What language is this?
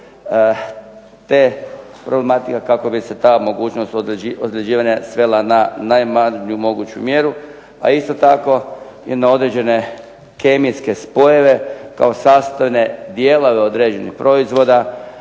Croatian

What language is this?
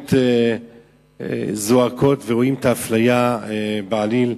Hebrew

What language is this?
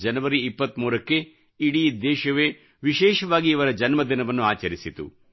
Kannada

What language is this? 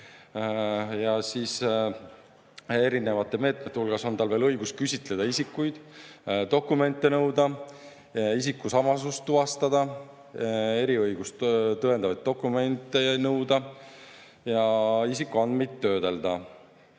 Estonian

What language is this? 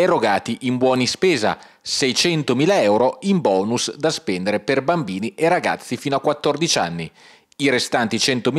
Italian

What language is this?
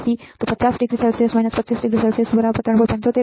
Gujarati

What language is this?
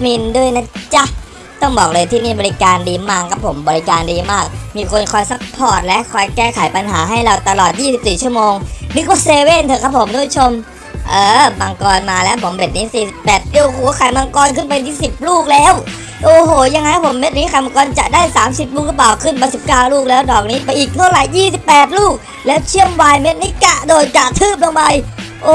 Thai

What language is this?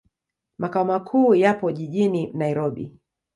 Swahili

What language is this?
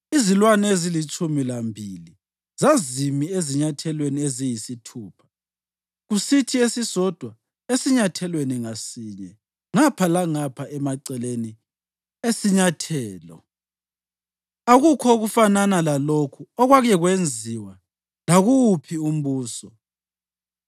North Ndebele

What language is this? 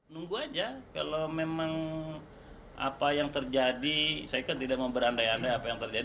Indonesian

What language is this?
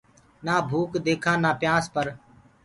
Gurgula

